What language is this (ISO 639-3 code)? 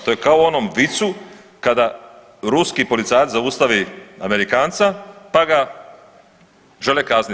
hrv